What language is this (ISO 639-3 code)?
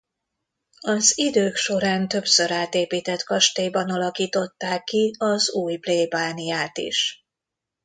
hun